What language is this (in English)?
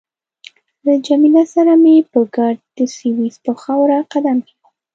Pashto